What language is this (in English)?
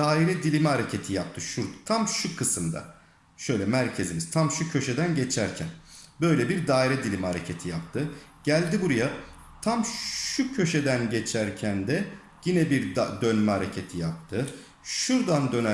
Turkish